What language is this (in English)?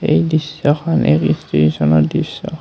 Assamese